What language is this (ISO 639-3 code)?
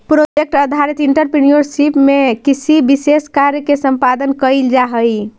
mag